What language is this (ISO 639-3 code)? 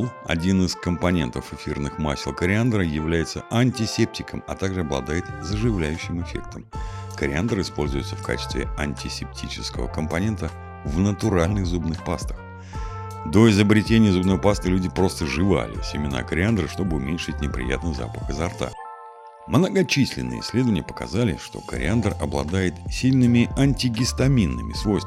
rus